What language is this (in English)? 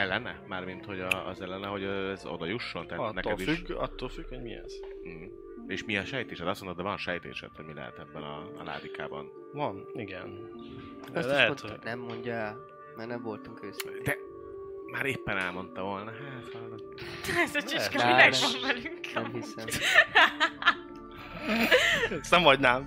Hungarian